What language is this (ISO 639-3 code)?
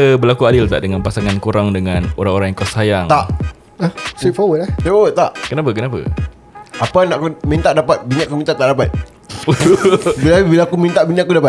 msa